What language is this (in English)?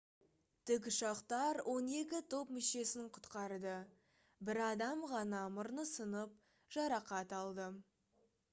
Kazakh